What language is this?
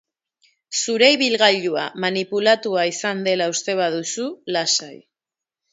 Basque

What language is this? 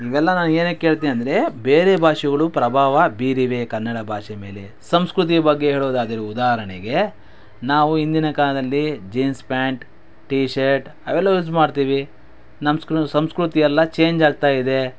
Kannada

